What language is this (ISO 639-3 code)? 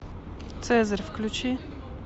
rus